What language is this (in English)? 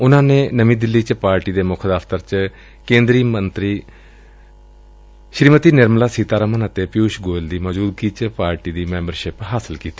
Punjabi